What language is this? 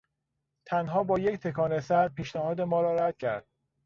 Persian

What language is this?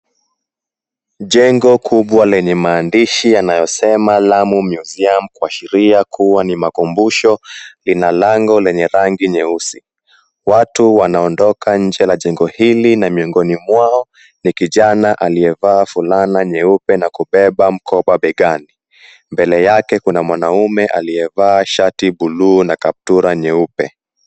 Swahili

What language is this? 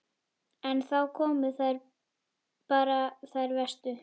Icelandic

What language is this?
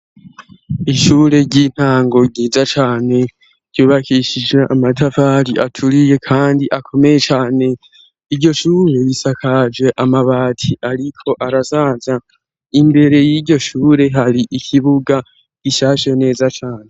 Rundi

